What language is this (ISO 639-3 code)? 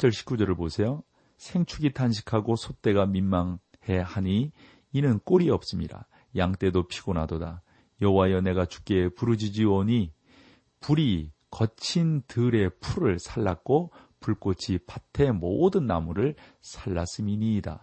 kor